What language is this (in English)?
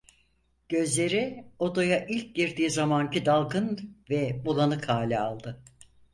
Turkish